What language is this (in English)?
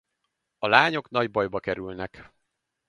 Hungarian